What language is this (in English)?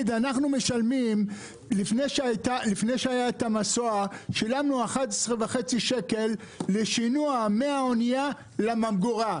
Hebrew